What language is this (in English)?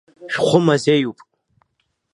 Abkhazian